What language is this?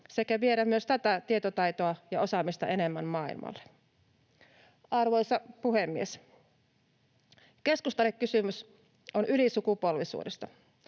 Finnish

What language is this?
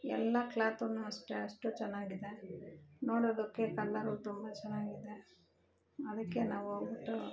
Kannada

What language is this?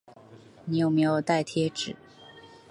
Chinese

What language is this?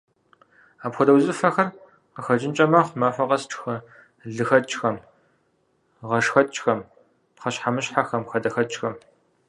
Kabardian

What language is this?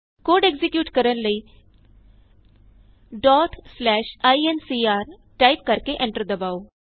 Punjabi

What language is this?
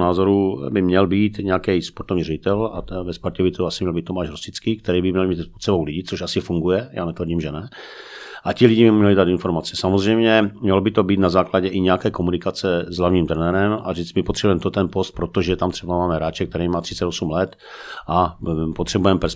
Czech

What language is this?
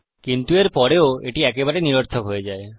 Bangla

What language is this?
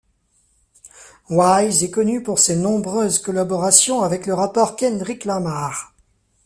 French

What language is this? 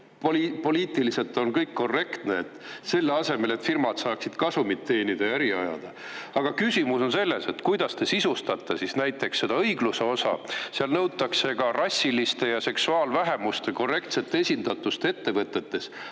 Estonian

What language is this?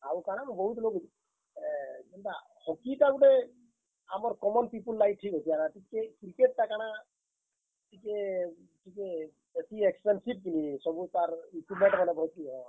Odia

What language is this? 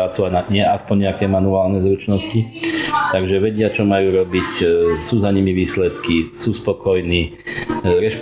Slovak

